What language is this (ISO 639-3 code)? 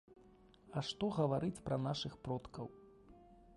bel